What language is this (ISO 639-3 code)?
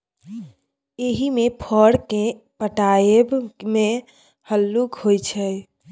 mai